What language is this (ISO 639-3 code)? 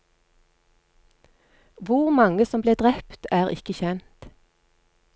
nor